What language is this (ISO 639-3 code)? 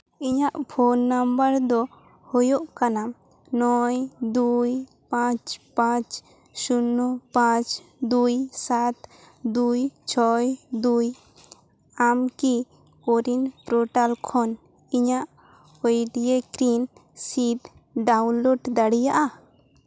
sat